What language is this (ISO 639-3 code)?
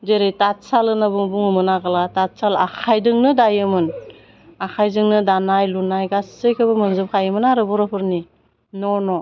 brx